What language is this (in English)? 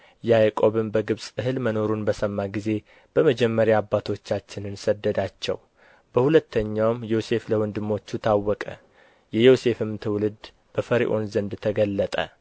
Amharic